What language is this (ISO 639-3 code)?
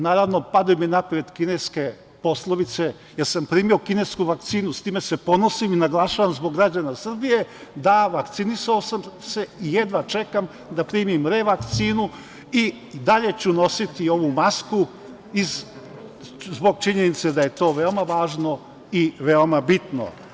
srp